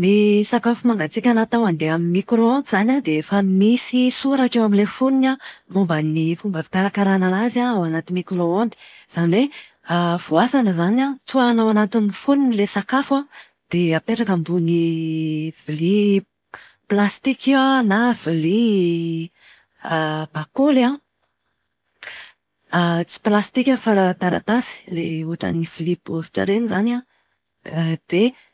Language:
Malagasy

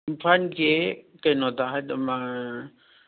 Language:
Manipuri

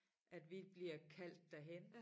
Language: Danish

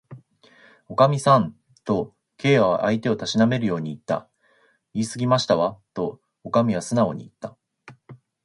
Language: Japanese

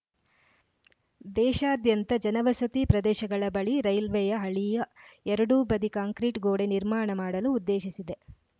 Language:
Kannada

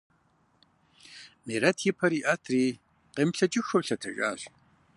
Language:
Kabardian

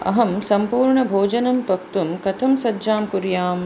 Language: Sanskrit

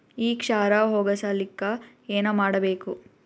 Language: Kannada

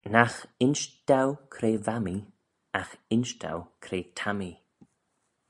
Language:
Manx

